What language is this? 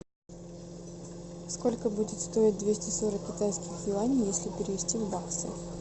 Russian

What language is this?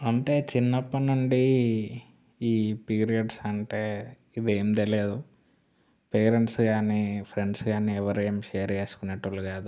Telugu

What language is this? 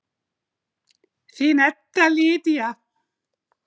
Icelandic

